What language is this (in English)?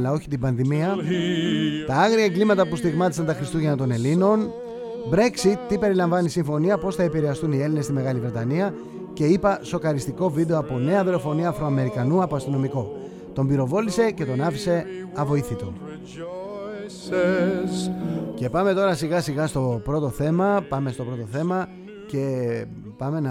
Greek